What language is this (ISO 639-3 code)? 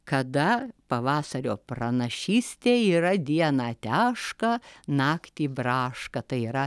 lit